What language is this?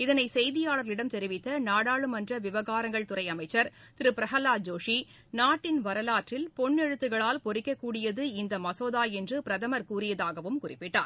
Tamil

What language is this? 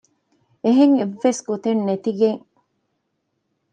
Divehi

